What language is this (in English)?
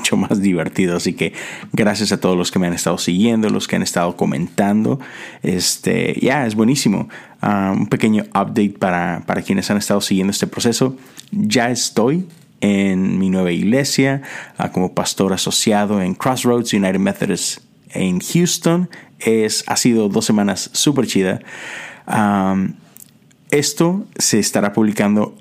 Spanish